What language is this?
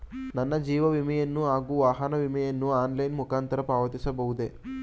Kannada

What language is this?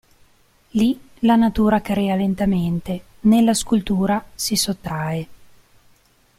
Italian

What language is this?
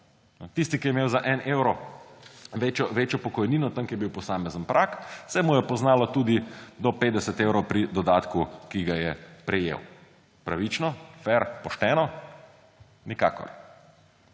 Slovenian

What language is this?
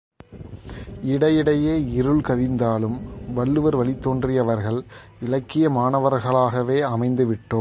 Tamil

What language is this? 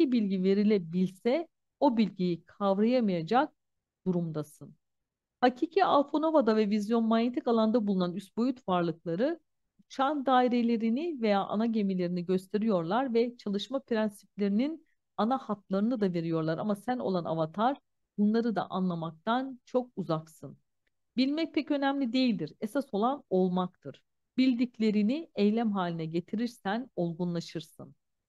Turkish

